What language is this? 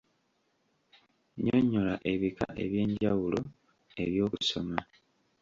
Ganda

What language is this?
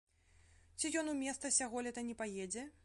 Belarusian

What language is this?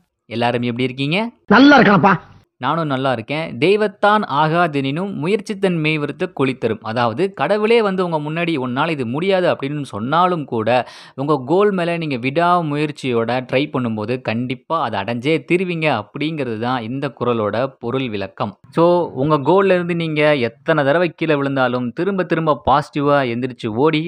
Tamil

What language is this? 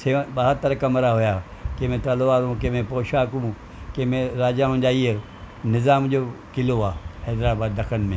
Sindhi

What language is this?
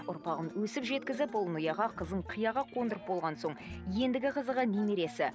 Kazakh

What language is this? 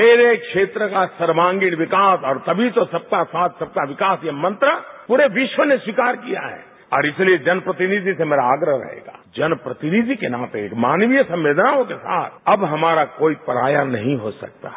Hindi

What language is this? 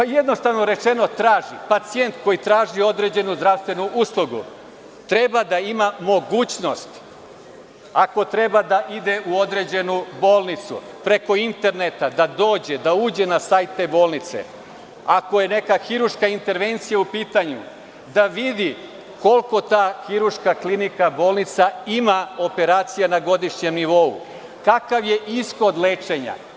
Serbian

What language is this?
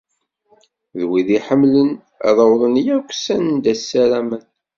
Kabyle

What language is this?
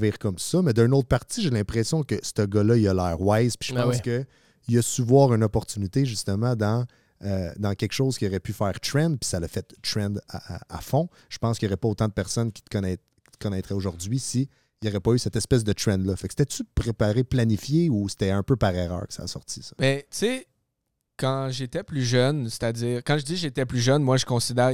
French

